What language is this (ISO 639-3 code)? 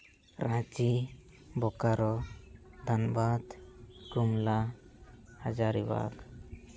sat